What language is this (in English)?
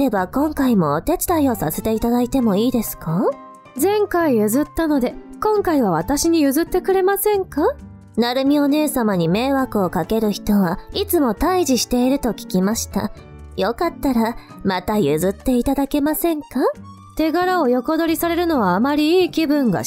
Japanese